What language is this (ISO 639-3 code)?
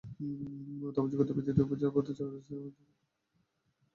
ben